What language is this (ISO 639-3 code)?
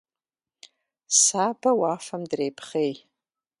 kbd